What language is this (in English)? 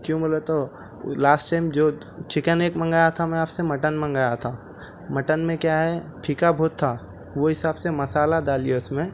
Urdu